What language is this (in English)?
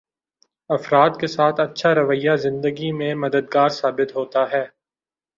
Urdu